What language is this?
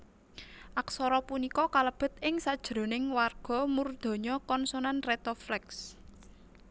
Javanese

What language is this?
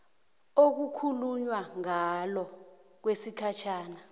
South Ndebele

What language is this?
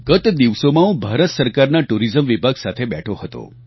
Gujarati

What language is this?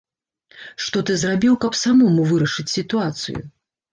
Belarusian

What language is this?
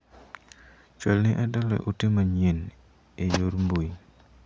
Luo (Kenya and Tanzania)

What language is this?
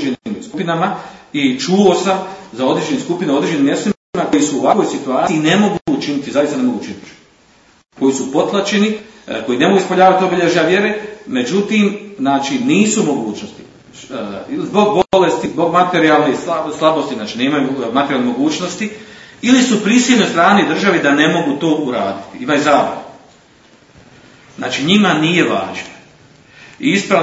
Croatian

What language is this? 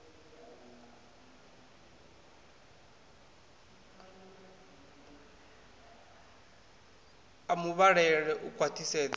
Venda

